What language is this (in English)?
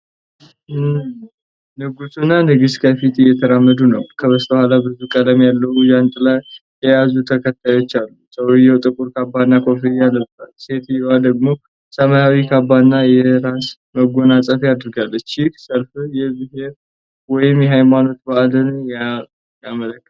Amharic